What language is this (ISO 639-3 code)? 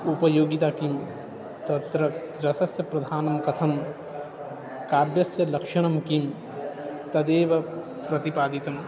san